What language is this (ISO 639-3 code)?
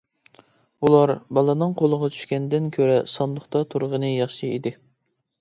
uig